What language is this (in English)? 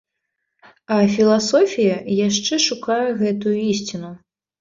Belarusian